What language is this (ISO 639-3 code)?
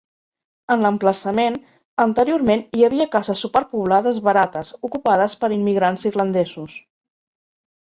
cat